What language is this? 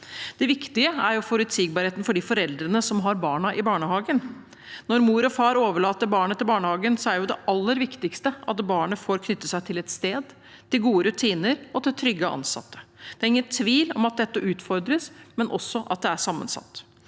Norwegian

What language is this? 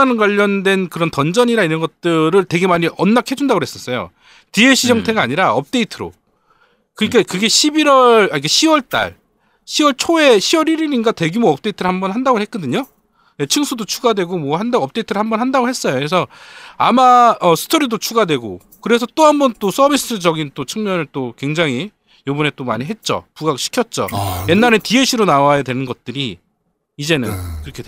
Korean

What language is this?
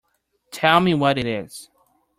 English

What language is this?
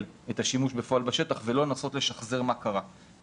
Hebrew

